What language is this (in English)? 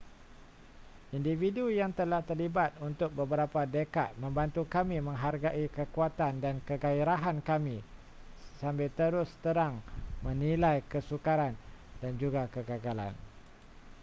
Malay